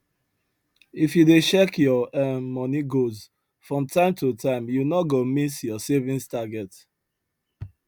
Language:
Nigerian Pidgin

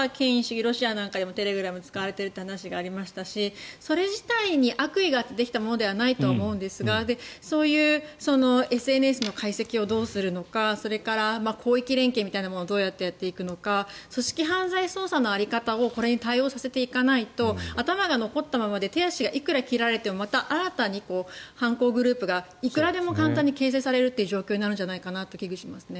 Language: Japanese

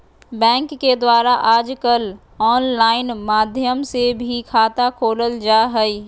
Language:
Magahi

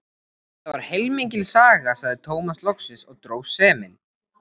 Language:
Icelandic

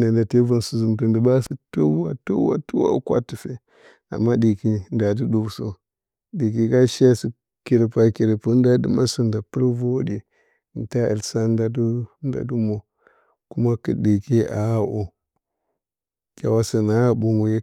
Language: Bacama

